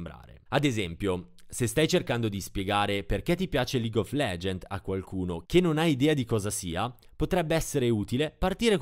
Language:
Italian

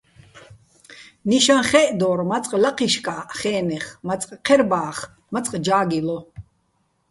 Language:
Bats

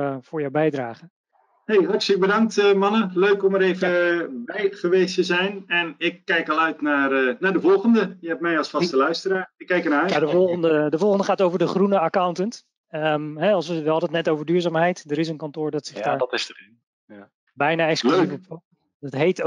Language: Dutch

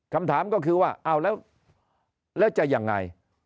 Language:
Thai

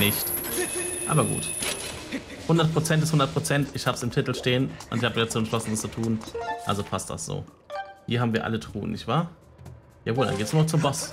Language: German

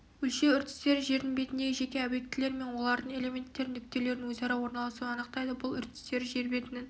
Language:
Kazakh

